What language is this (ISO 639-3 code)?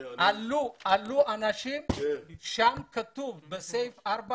heb